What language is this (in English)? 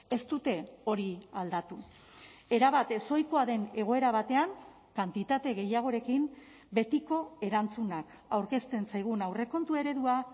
Basque